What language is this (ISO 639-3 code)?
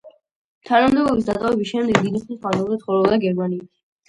kat